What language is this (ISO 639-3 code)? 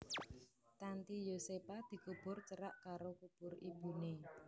jav